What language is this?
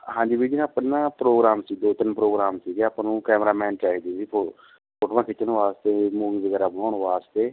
Punjabi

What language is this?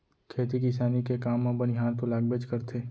Chhattisgarhi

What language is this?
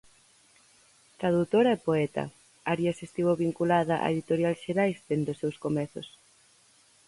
Galician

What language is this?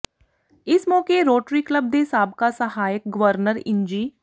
Punjabi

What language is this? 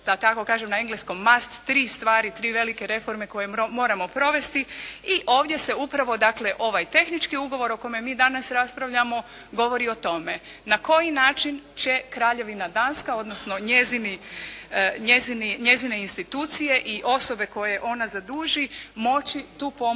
Croatian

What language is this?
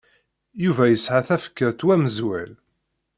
Kabyle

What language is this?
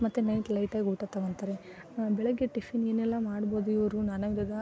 Kannada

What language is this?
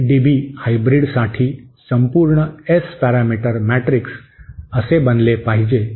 Marathi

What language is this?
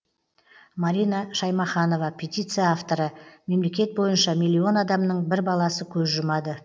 Kazakh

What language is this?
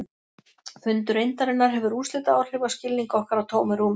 Icelandic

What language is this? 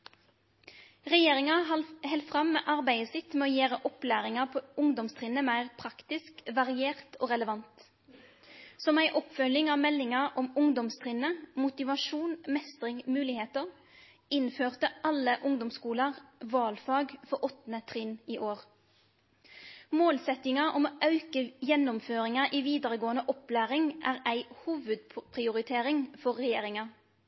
Norwegian Nynorsk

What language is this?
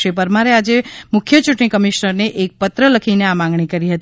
Gujarati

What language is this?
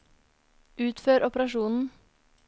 Norwegian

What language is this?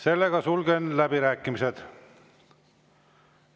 Estonian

